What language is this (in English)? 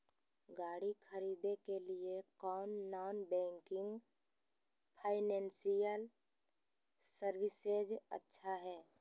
Magahi